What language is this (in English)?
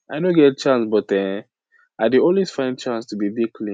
Nigerian Pidgin